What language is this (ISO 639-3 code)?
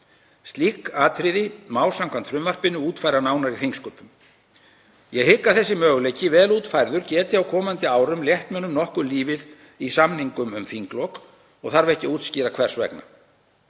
isl